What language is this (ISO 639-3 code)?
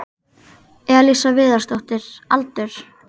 isl